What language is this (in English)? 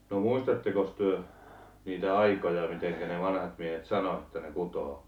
Finnish